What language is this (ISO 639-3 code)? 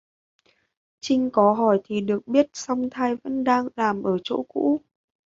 vie